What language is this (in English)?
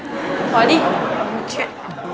Vietnamese